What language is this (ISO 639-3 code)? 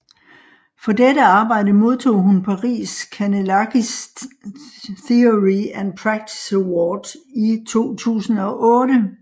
dan